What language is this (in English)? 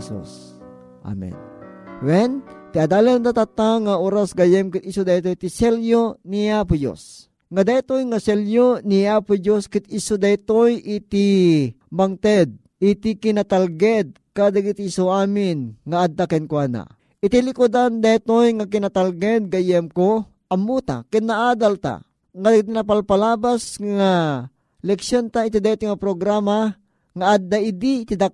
Filipino